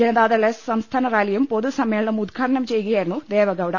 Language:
Malayalam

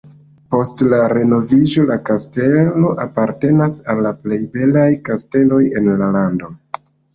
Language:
Esperanto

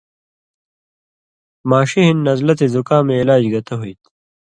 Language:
Indus Kohistani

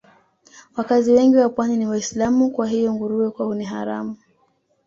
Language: Swahili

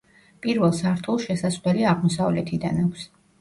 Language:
Georgian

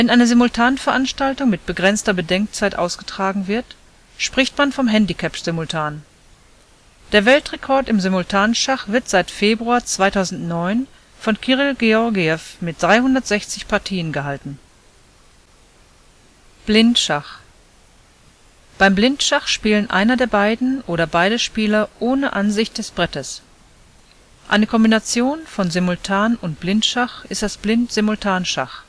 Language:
German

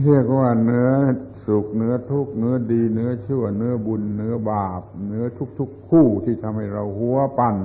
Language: Thai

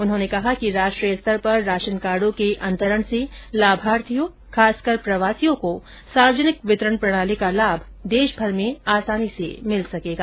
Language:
Hindi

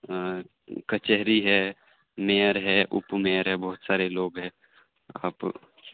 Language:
Urdu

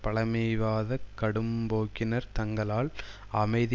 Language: Tamil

